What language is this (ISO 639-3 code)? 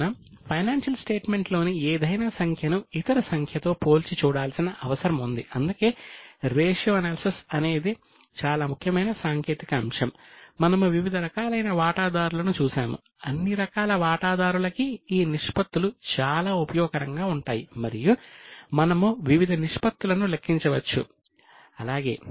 tel